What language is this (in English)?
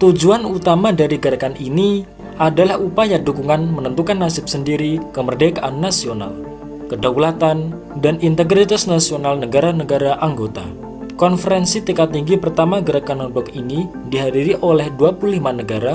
Indonesian